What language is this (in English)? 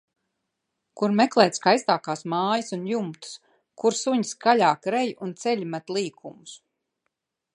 Latvian